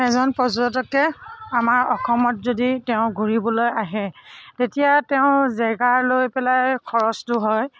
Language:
Assamese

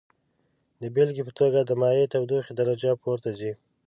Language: Pashto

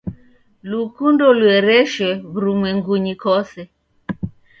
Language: Taita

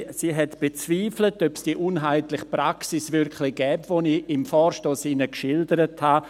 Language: Swiss German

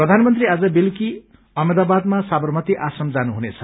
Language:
Nepali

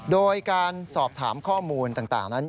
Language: Thai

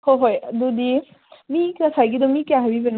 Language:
Manipuri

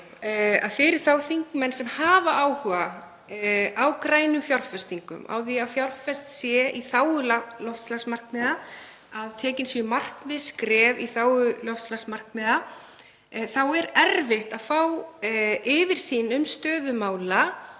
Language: Icelandic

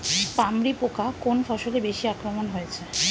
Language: Bangla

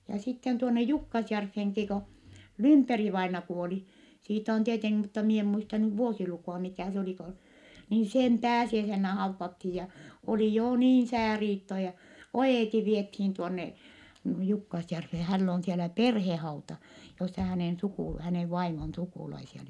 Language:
Finnish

